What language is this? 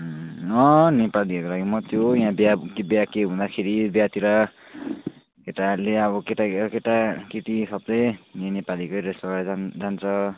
Nepali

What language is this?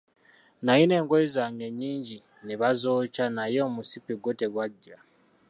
Ganda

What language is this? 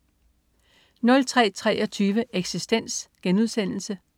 Danish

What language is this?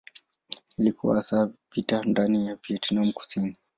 Swahili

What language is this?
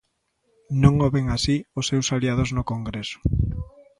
Galician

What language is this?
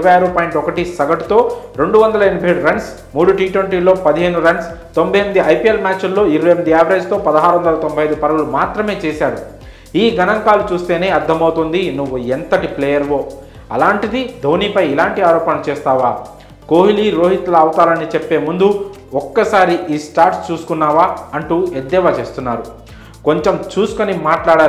Telugu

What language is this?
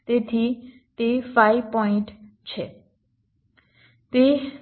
Gujarati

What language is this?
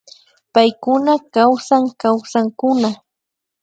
Imbabura Highland Quichua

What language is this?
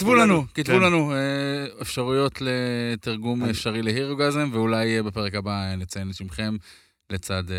Hebrew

